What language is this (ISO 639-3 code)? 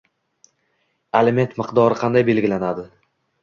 uzb